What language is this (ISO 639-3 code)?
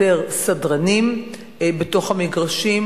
heb